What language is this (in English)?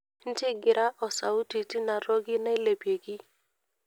Masai